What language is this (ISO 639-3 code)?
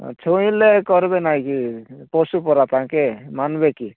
ori